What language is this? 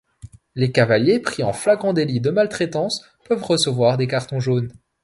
French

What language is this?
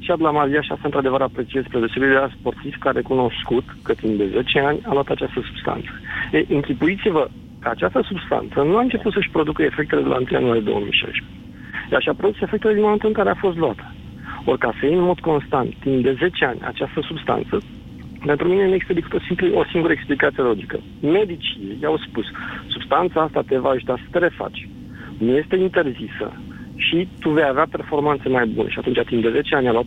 Romanian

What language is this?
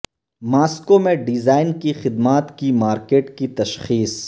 Urdu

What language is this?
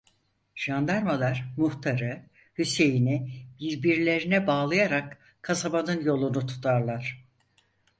Turkish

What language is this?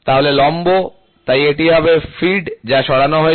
Bangla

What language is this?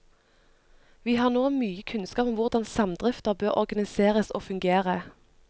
Norwegian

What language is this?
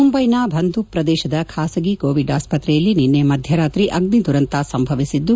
Kannada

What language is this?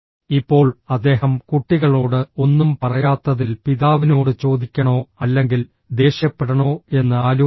Malayalam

